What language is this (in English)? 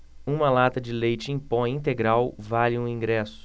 Portuguese